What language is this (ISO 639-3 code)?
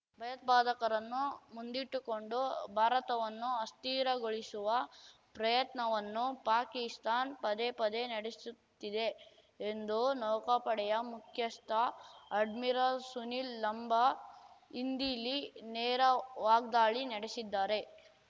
kan